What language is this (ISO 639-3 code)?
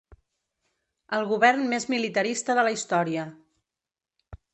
cat